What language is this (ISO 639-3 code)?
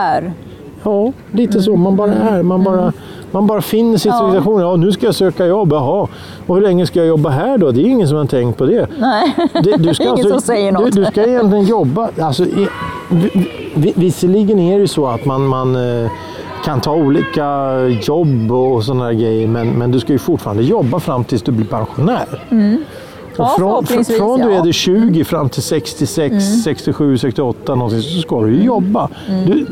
swe